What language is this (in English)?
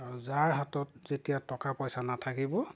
Assamese